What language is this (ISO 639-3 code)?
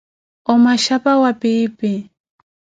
eko